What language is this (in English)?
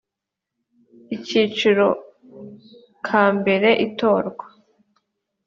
Kinyarwanda